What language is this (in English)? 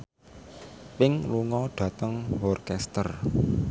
Javanese